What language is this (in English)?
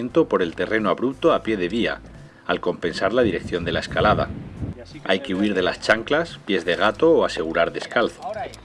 Spanish